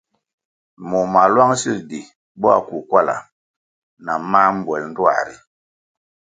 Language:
Kwasio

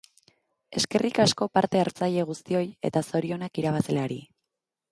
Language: Basque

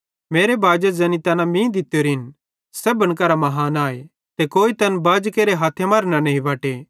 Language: Bhadrawahi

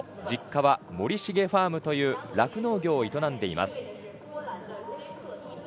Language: Japanese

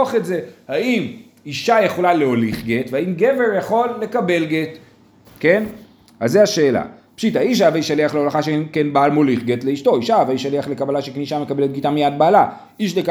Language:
Hebrew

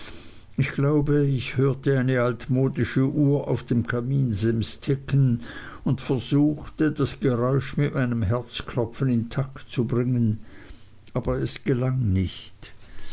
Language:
German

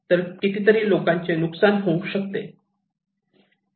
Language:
Marathi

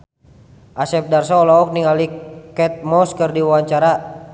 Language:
Sundanese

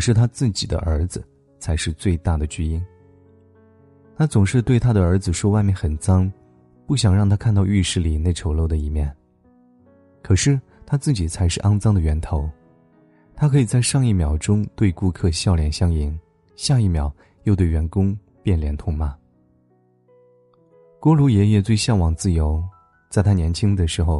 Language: Chinese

